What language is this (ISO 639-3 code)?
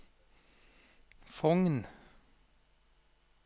nor